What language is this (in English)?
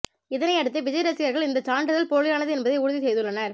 Tamil